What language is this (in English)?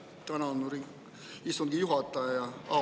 Estonian